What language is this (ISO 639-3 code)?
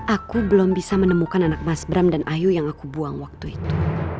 ind